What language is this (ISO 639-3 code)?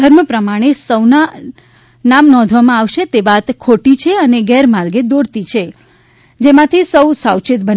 guj